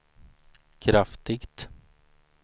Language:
Swedish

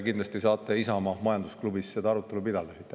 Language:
Estonian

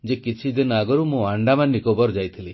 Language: Odia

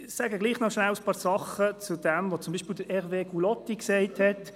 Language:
Swiss German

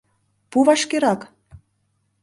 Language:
Mari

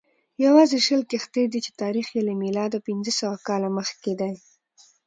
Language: Pashto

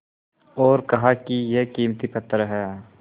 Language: Hindi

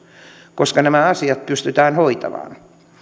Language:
Finnish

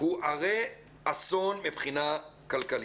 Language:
Hebrew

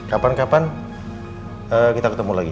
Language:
Indonesian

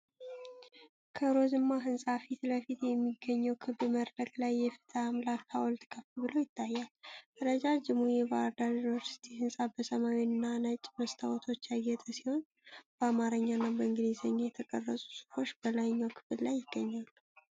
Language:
Amharic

